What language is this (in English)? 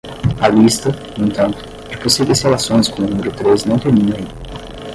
Portuguese